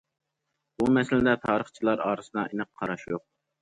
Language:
Uyghur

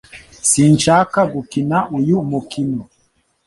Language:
Kinyarwanda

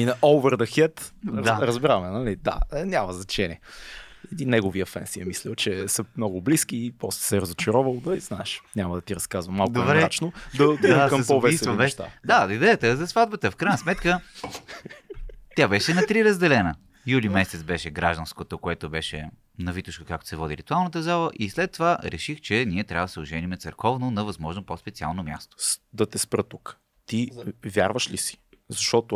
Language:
Bulgarian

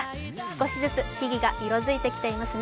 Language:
Japanese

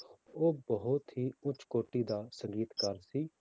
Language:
Punjabi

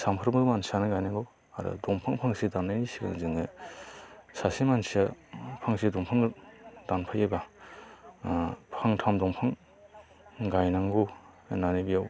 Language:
Bodo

